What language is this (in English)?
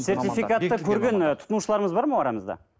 Kazakh